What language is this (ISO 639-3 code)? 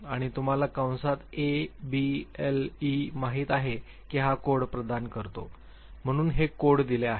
mar